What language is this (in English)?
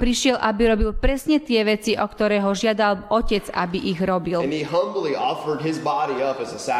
Slovak